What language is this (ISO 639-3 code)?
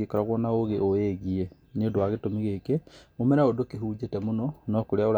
kik